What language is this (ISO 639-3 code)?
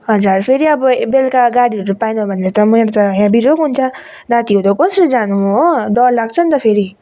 nep